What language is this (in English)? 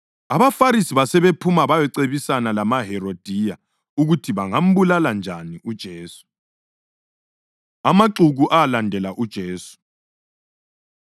North Ndebele